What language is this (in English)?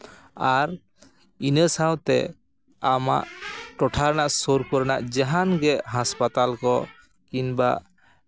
Santali